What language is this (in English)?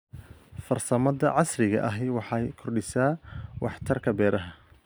Somali